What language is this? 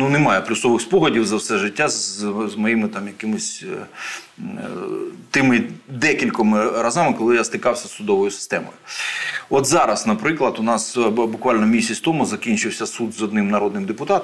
Ukrainian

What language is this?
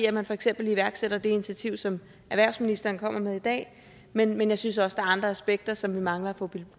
Danish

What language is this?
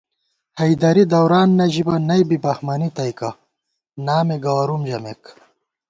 Gawar-Bati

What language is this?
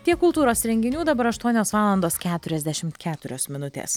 Lithuanian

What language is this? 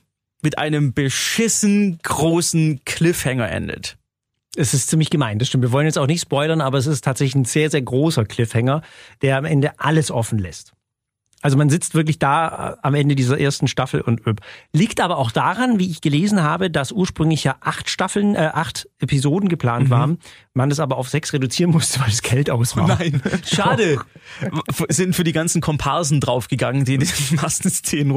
German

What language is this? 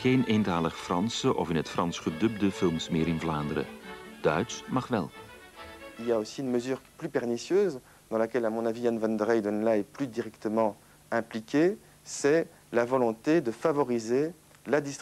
Dutch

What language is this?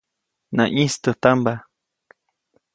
Copainalá Zoque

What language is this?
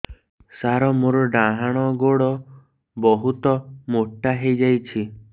Odia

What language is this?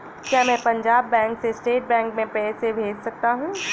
Hindi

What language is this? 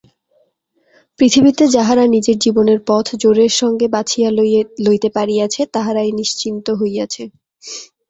Bangla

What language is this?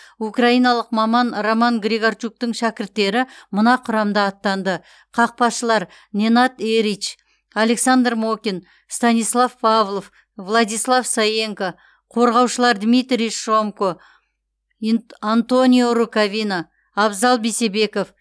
Kazakh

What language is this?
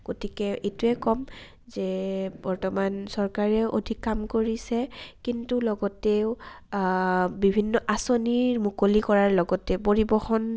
Assamese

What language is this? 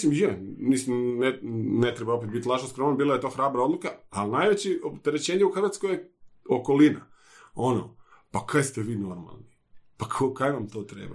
Croatian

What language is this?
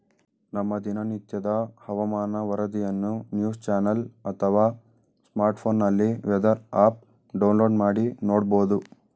Kannada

